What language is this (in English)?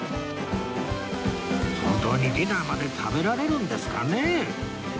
Japanese